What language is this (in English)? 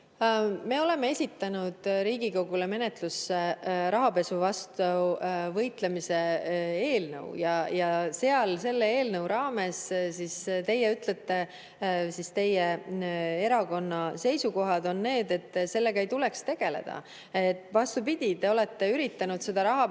Estonian